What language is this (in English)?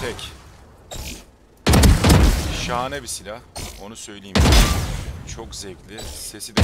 Turkish